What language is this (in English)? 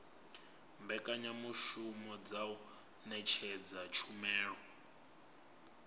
Venda